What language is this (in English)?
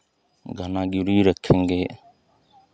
Hindi